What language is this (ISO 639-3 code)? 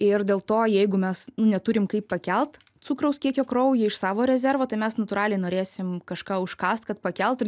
lit